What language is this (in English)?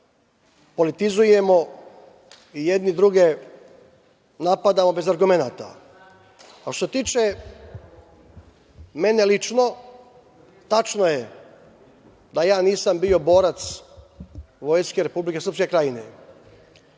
Serbian